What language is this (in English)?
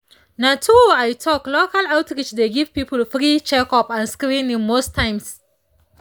Nigerian Pidgin